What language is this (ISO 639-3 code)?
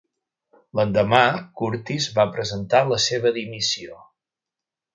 cat